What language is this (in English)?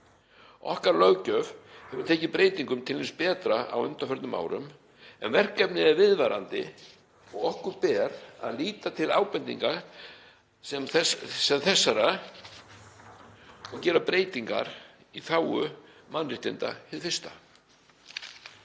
Icelandic